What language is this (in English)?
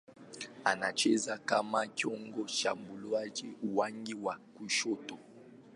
Swahili